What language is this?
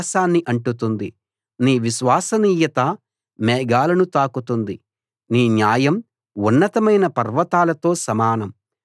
Telugu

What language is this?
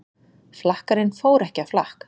Icelandic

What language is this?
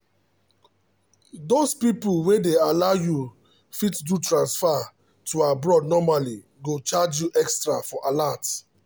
Nigerian Pidgin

